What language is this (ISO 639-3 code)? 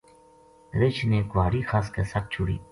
gju